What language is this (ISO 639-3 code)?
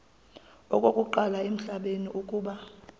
xho